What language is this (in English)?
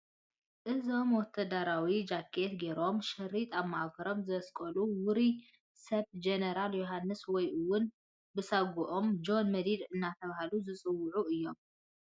Tigrinya